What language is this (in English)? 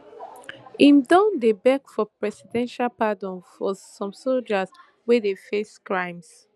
Nigerian Pidgin